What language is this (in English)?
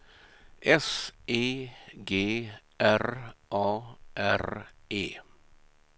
Swedish